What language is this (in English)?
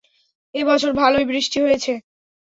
Bangla